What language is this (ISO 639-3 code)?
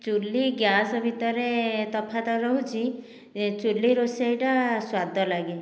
ori